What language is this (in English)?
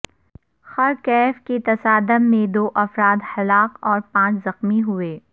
Urdu